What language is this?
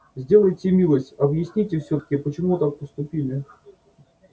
Russian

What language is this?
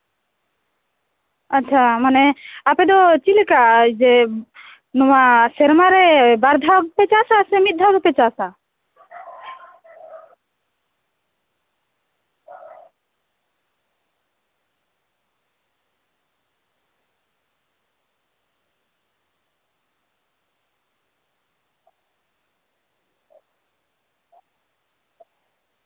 Santali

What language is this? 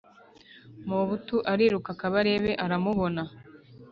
Kinyarwanda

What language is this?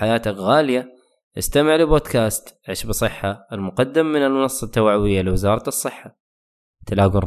Arabic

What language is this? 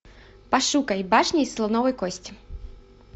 Russian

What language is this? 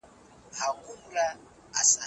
Pashto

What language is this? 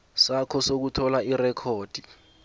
South Ndebele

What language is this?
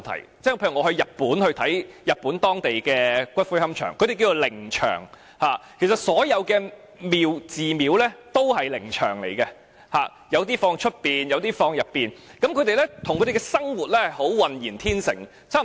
Cantonese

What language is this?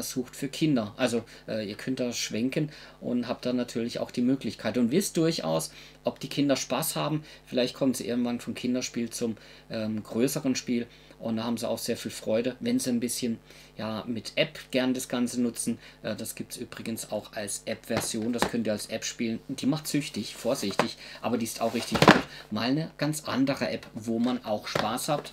German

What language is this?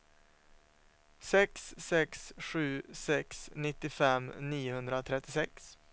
Swedish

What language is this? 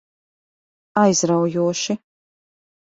Latvian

